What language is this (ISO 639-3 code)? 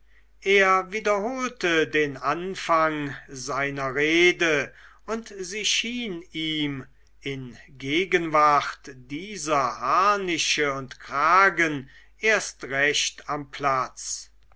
deu